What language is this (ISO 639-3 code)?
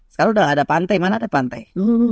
ind